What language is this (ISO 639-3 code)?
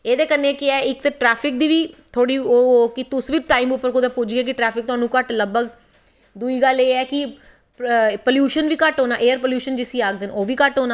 doi